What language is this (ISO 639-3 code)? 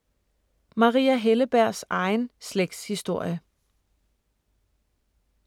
dan